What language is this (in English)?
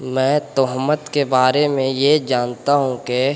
Urdu